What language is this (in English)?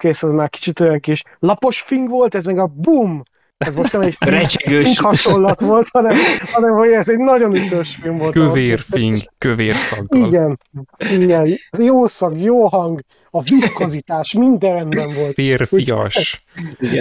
Hungarian